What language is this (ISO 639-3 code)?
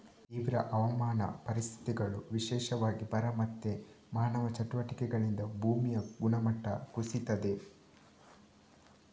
kan